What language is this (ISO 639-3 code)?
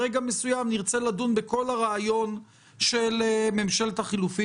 heb